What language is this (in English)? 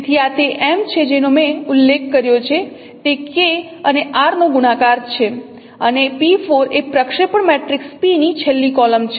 Gujarati